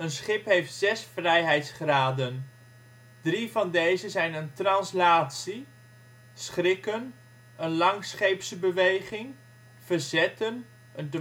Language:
Dutch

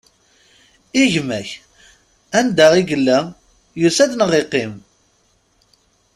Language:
Kabyle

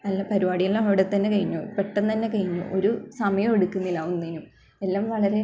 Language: Malayalam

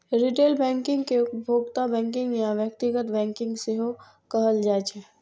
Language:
Maithili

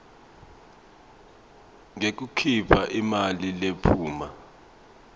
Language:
Swati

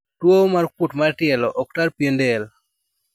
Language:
Luo (Kenya and Tanzania)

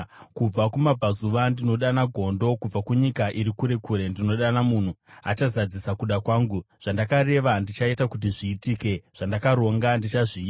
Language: Shona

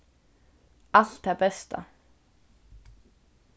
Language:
Faroese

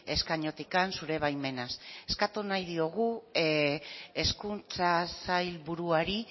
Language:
Basque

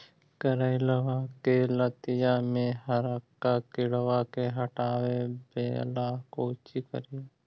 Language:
Magahi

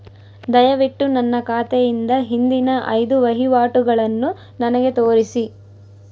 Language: Kannada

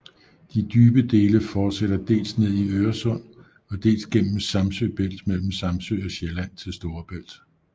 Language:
Danish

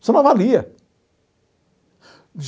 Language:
Portuguese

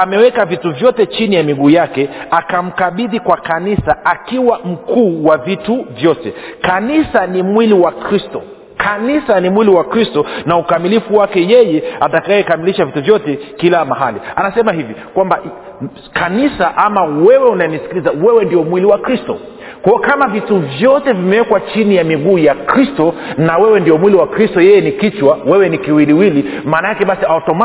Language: Swahili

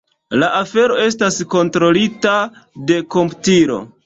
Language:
Esperanto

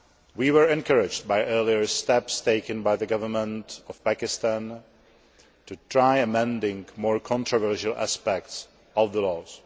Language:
English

